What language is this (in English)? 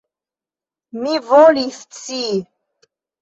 Esperanto